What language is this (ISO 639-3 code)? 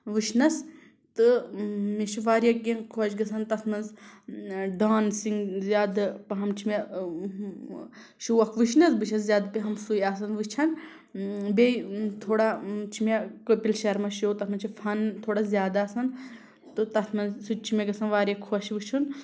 kas